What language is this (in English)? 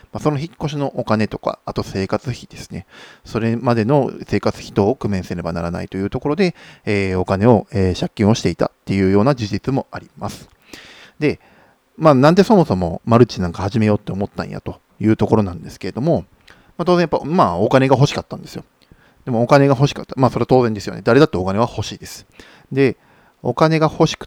Japanese